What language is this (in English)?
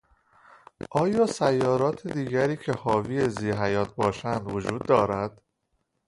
Persian